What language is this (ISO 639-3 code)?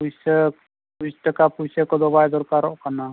sat